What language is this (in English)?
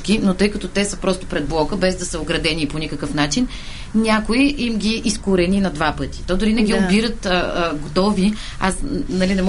Bulgarian